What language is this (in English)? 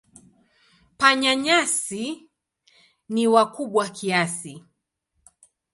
Swahili